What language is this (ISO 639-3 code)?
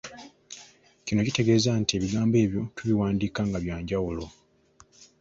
lug